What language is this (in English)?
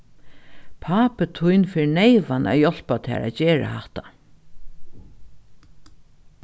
Faroese